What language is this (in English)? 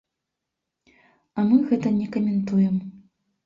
Belarusian